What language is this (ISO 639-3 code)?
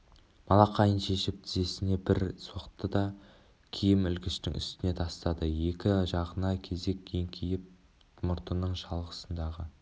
kaz